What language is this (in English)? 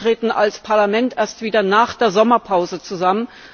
German